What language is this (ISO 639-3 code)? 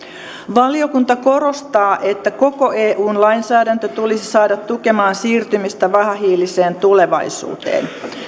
fin